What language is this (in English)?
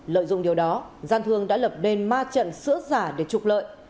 Vietnamese